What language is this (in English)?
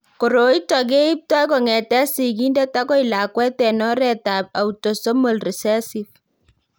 Kalenjin